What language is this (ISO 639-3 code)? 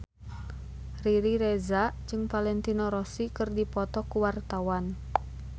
sun